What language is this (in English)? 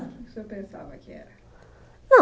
Portuguese